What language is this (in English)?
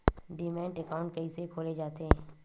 Chhattisgarhi